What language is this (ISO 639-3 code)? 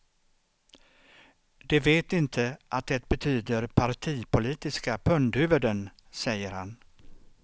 swe